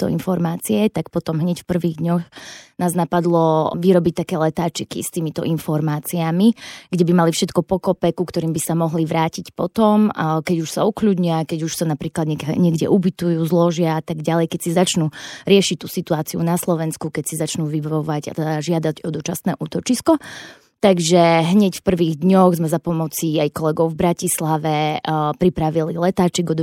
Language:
Slovak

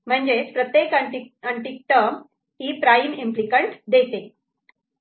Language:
Marathi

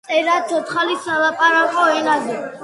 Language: Georgian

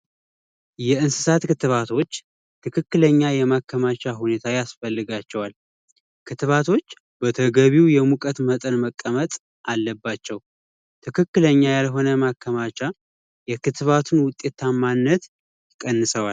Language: Amharic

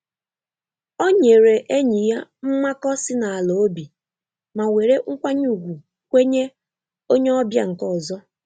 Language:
Igbo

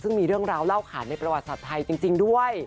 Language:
Thai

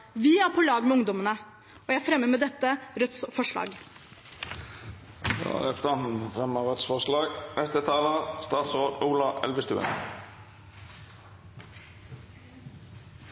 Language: Norwegian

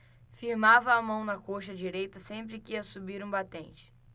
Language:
Portuguese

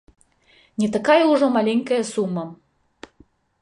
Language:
Belarusian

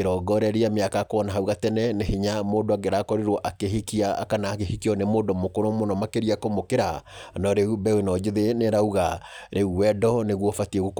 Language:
Kikuyu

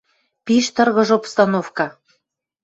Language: Western Mari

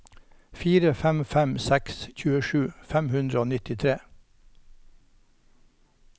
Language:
Norwegian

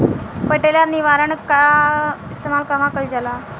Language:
Bhojpuri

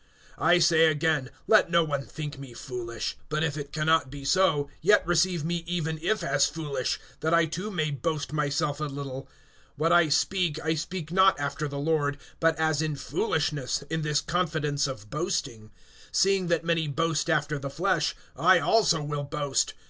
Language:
English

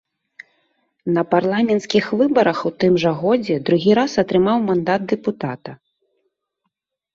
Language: Belarusian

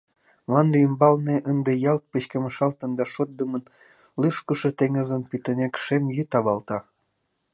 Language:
Mari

